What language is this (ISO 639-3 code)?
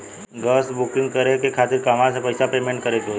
bho